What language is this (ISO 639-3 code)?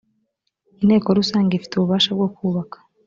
kin